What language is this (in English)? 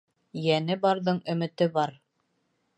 Bashkir